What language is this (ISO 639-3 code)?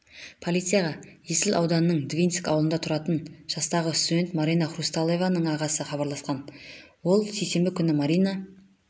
kaz